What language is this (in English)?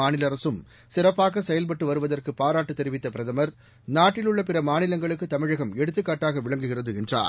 Tamil